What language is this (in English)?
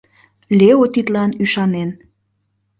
Mari